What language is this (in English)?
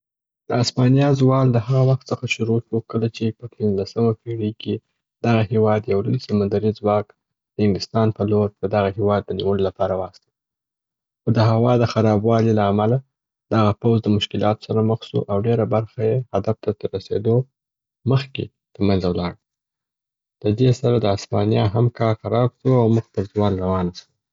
Southern Pashto